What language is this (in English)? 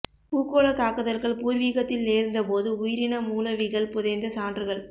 Tamil